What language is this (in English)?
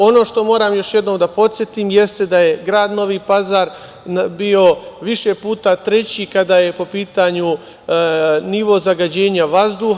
Serbian